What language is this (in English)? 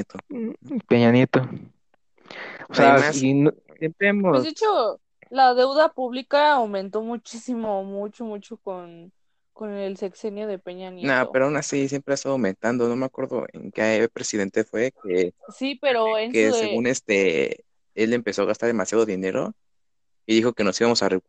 Spanish